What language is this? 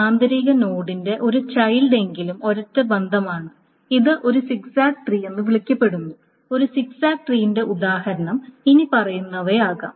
Malayalam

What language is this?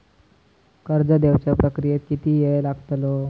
Marathi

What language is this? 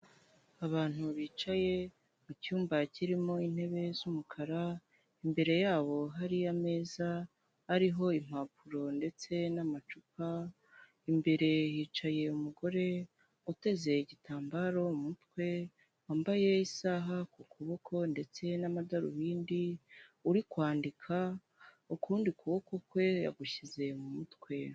Kinyarwanda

